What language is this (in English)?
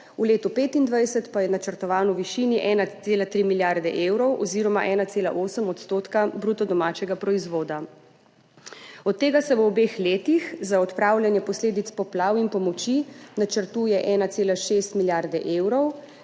Slovenian